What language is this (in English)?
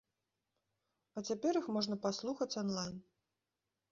Belarusian